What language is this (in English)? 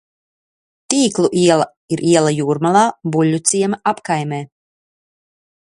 Latvian